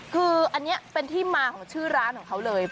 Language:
Thai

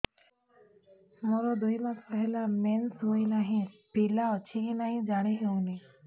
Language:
Odia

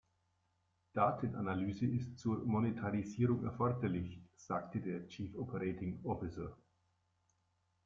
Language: German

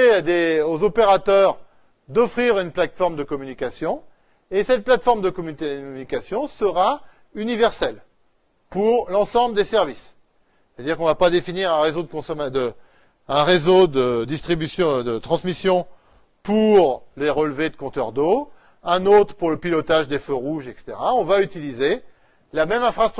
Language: French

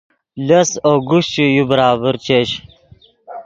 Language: Yidgha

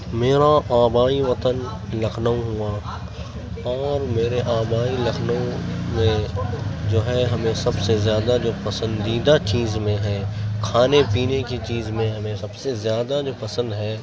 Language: Urdu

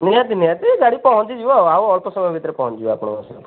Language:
Odia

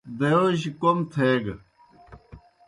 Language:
Kohistani Shina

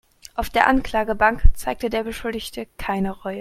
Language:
German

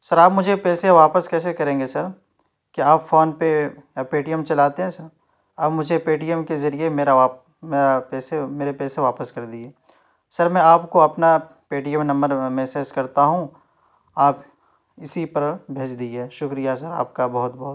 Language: Urdu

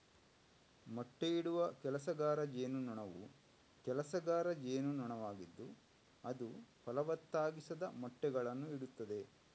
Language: Kannada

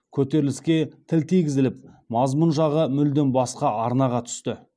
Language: Kazakh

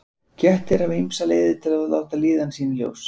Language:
Icelandic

